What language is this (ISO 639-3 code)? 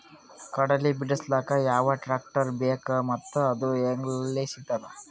kan